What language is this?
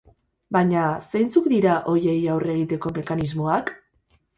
Basque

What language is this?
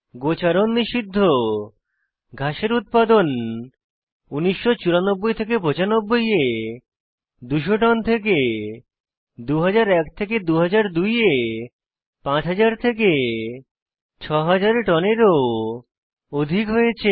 Bangla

